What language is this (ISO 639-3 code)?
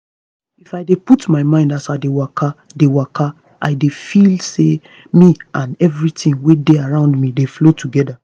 pcm